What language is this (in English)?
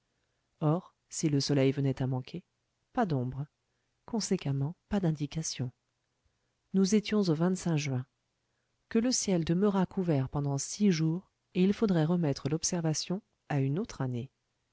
French